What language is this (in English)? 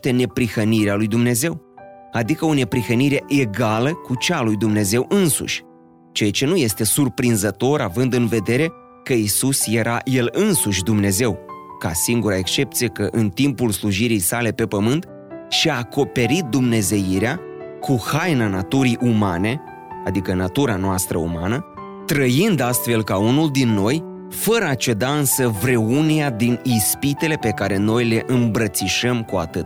Romanian